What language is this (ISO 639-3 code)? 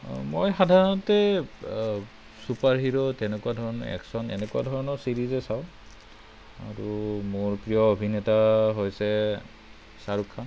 asm